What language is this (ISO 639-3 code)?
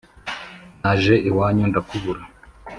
kin